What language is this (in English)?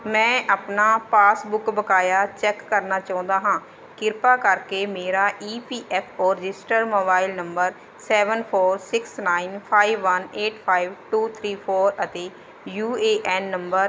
Punjabi